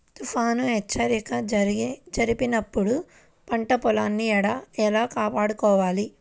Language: Telugu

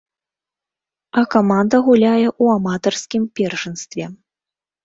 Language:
Belarusian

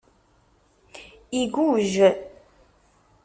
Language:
Kabyle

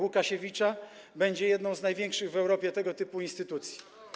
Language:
Polish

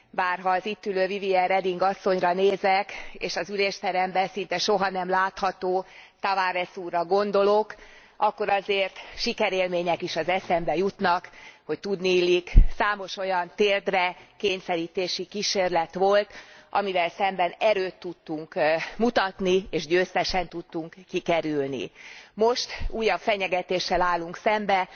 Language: Hungarian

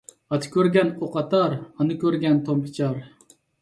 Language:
Uyghur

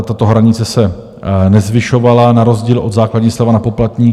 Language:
Czech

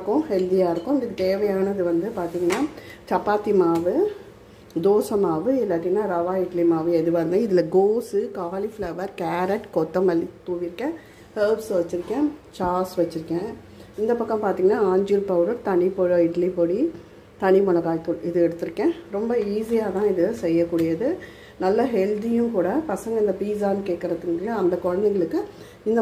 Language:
Tamil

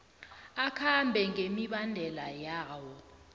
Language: South Ndebele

